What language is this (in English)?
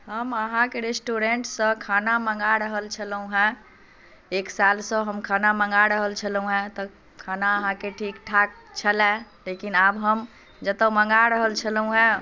Maithili